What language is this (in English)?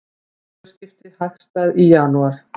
Icelandic